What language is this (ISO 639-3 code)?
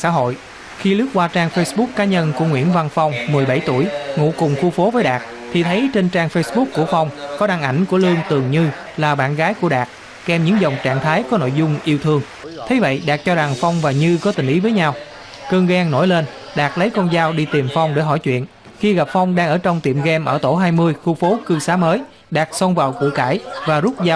vie